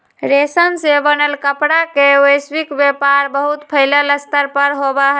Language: Magahi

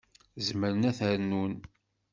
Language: Kabyle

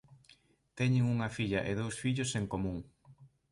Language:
Galician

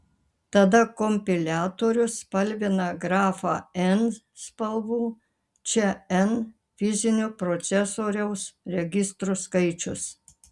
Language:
Lithuanian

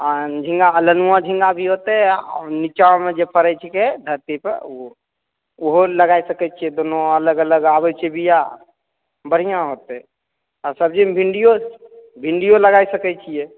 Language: Maithili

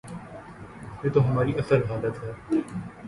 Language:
Urdu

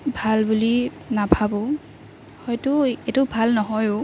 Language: Assamese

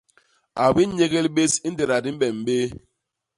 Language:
Basaa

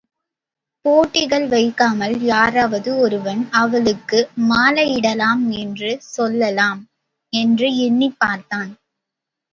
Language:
Tamil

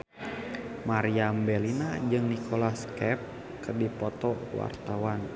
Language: Sundanese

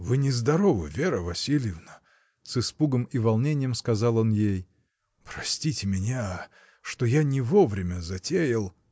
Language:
Russian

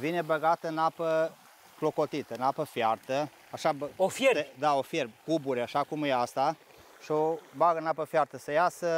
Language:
Romanian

